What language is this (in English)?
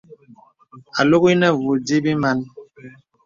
Bebele